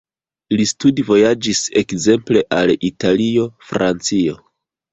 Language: Esperanto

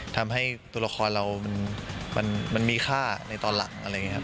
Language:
Thai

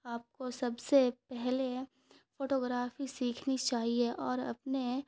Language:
Urdu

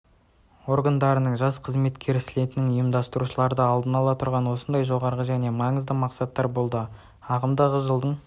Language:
Kazakh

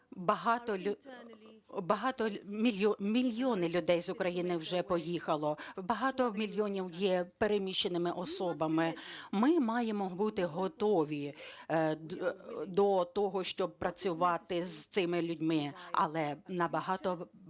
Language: Ukrainian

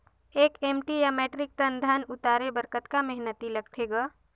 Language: Chhattisgarhi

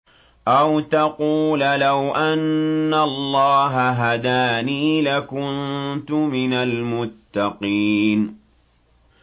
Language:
Arabic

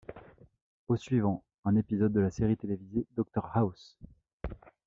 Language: French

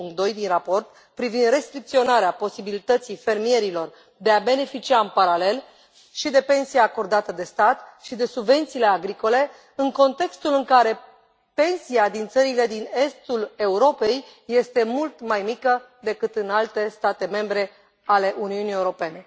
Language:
Romanian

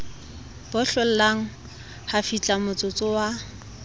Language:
Southern Sotho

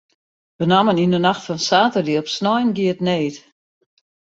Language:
Western Frisian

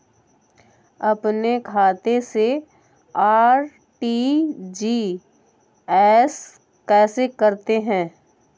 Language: Hindi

